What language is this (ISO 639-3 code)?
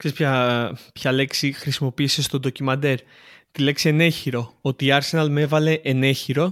ell